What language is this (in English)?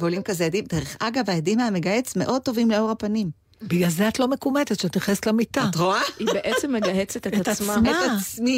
Hebrew